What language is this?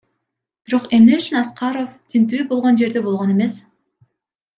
Kyrgyz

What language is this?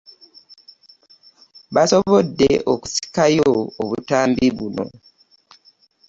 Ganda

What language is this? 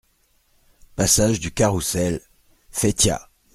French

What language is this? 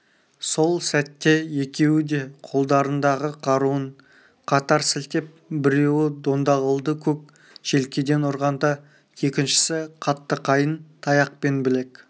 Kazakh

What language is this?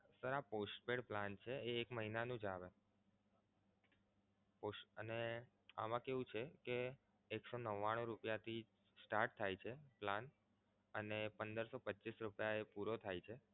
Gujarati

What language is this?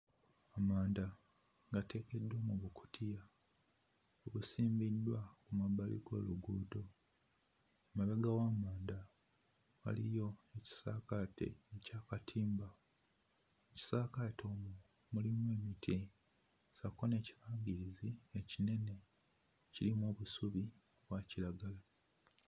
Ganda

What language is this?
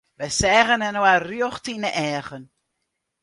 Western Frisian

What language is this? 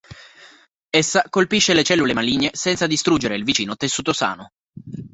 Italian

